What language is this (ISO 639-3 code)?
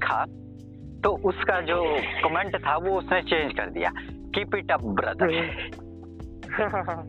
hin